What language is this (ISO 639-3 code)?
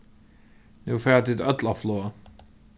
fao